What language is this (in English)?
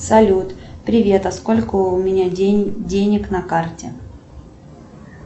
Russian